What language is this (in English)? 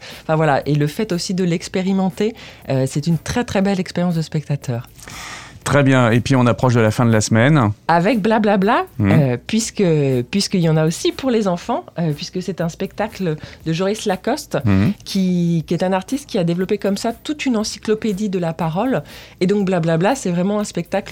French